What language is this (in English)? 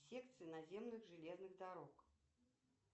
Russian